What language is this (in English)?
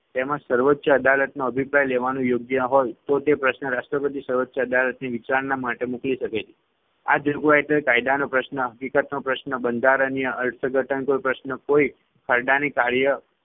Gujarati